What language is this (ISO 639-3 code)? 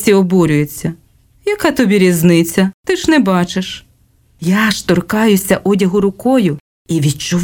ukr